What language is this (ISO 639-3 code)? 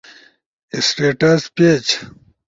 ush